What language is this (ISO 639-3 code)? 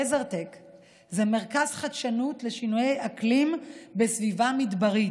heb